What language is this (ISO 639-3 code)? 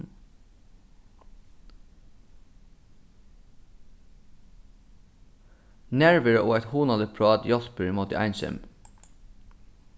fao